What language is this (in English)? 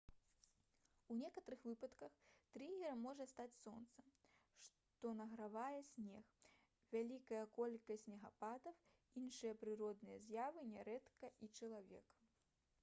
Belarusian